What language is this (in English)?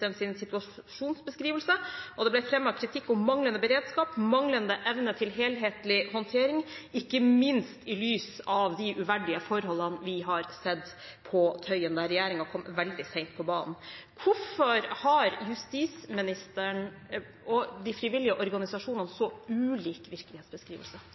Norwegian Bokmål